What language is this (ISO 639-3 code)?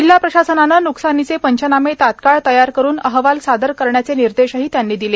mar